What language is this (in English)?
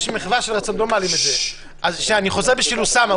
Hebrew